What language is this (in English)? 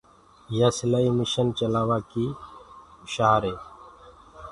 Gurgula